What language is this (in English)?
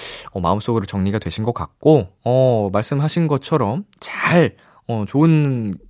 Korean